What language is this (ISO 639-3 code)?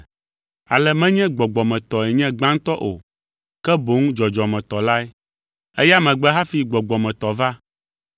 ewe